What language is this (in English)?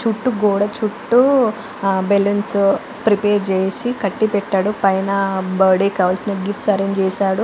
Telugu